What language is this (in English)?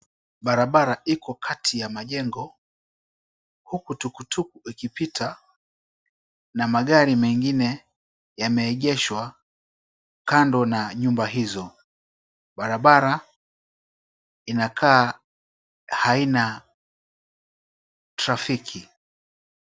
Swahili